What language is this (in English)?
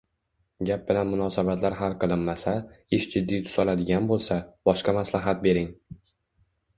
Uzbek